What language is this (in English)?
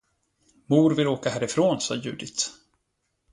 Swedish